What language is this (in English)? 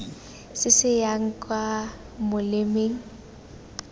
Tswana